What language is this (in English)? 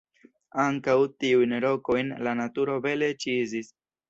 Esperanto